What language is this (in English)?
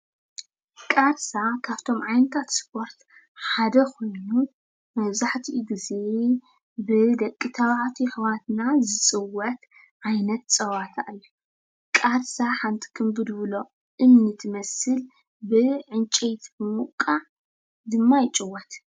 Tigrinya